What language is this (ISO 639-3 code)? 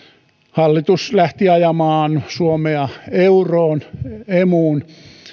fin